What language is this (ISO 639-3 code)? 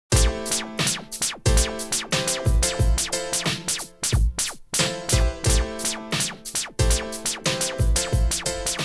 spa